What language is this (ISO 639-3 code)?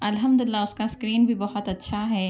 urd